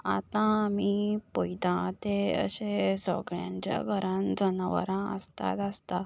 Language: Konkani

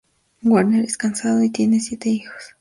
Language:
Spanish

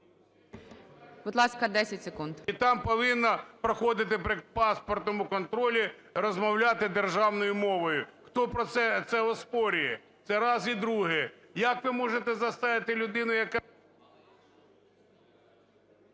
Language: Ukrainian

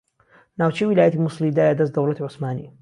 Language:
Central Kurdish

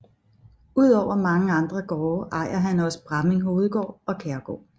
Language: Danish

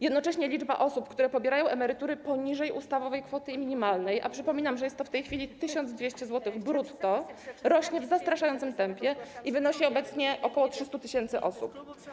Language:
Polish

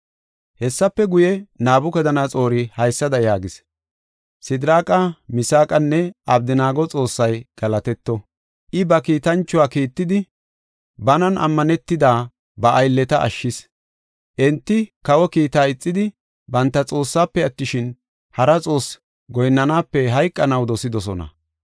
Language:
Gofa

